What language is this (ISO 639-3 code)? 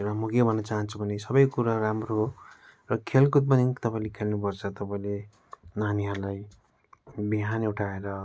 nep